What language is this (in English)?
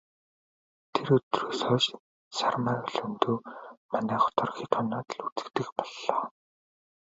Mongolian